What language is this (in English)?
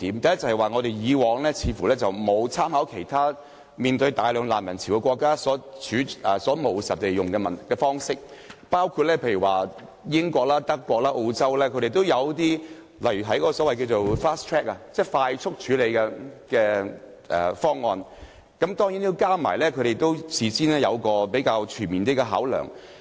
Cantonese